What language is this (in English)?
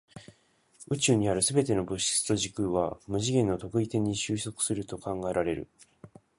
Japanese